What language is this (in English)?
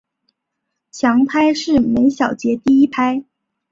Chinese